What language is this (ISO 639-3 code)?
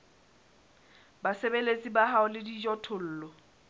sot